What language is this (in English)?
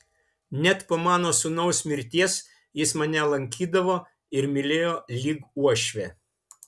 Lithuanian